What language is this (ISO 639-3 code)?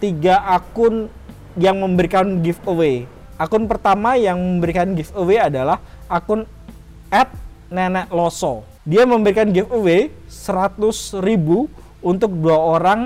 ind